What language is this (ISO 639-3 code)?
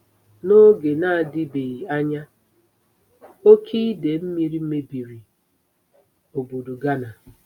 ibo